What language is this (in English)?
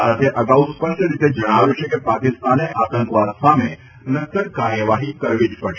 Gujarati